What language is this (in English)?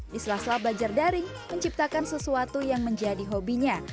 Indonesian